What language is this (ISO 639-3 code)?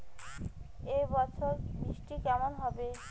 ben